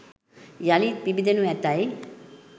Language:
Sinhala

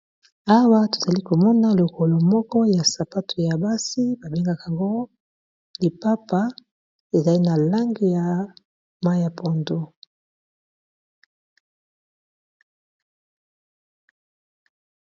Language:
Lingala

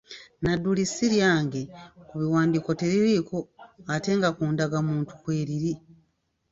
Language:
Ganda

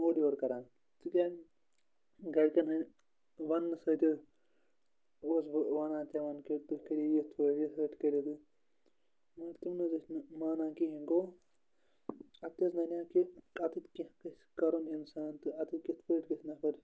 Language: Kashmiri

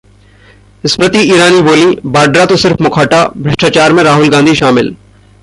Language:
Hindi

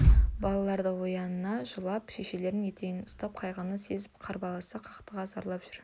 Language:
Kazakh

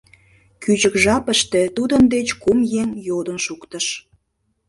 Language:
Mari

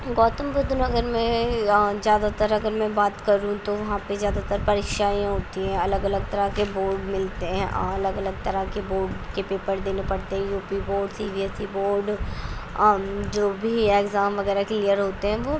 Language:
Urdu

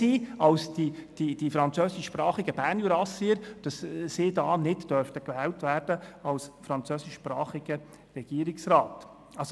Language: Swiss German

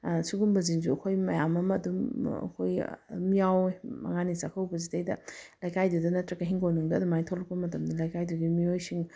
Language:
Manipuri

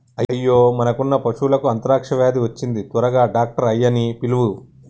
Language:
Telugu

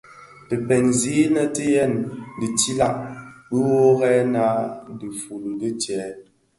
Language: Bafia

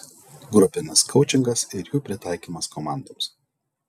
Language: Lithuanian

